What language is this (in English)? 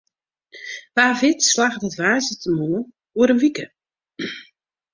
Western Frisian